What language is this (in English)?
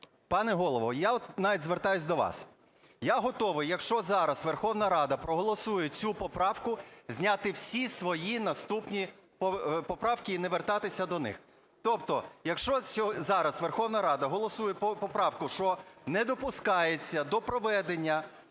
Ukrainian